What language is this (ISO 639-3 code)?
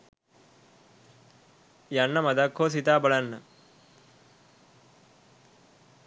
sin